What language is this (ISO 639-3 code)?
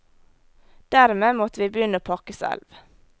nor